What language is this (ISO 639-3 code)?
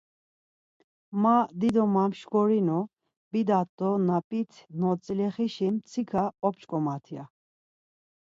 lzz